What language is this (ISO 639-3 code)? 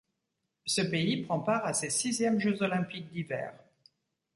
fra